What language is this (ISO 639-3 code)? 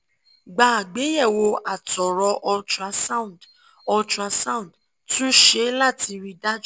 yor